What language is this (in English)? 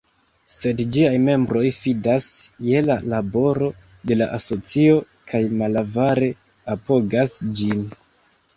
Esperanto